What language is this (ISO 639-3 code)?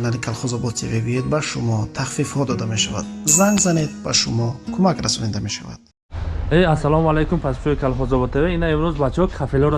tur